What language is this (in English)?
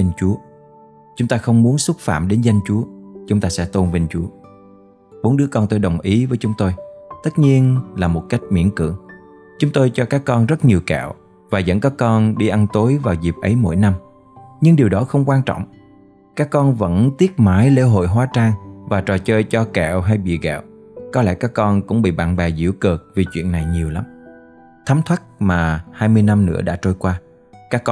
Vietnamese